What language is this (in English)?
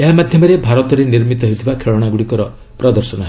Odia